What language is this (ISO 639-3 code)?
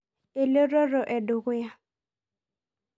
mas